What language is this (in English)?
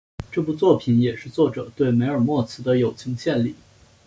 Chinese